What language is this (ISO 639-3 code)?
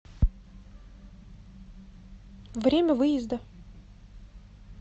rus